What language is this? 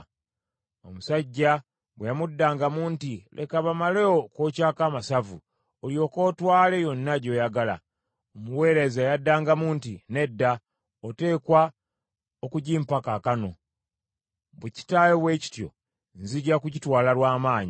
Ganda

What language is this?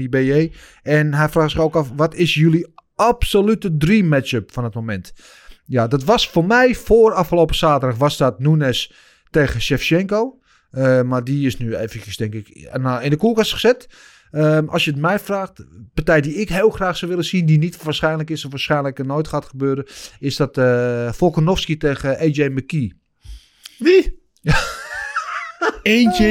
Dutch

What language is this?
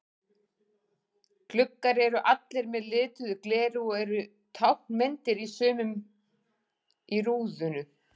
Icelandic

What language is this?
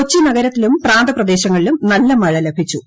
Malayalam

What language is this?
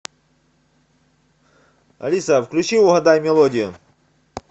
Russian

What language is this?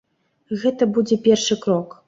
Belarusian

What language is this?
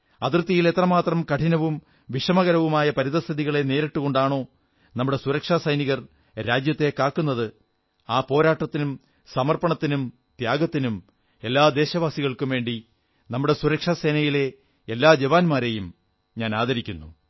Malayalam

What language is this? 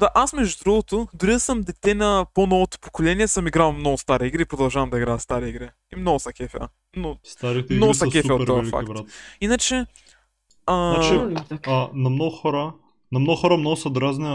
Bulgarian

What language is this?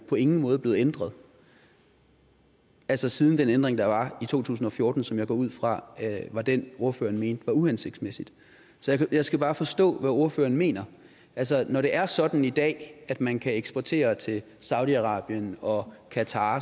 Danish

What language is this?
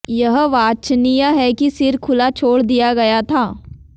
Hindi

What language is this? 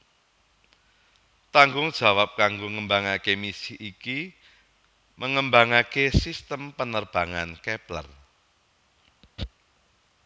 Javanese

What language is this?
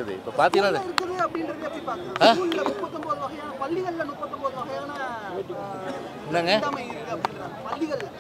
Arabic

